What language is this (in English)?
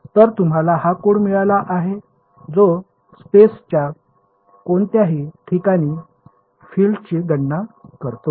Marathi